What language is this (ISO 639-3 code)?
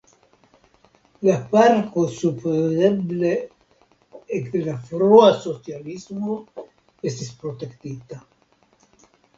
epo